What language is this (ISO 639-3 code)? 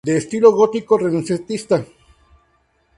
spa